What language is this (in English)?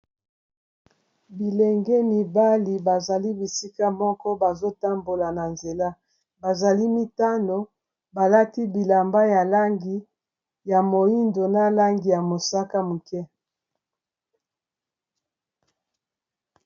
Lingala